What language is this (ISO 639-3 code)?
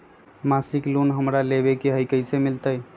mag